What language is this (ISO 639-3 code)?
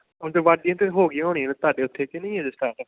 pan